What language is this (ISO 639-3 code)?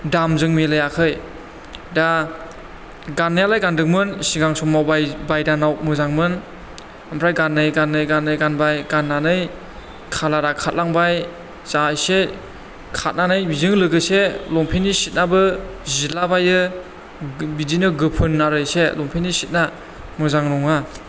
brx